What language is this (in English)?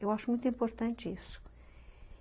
Portuguese